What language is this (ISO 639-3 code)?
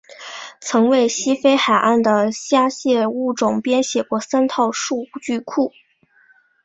zho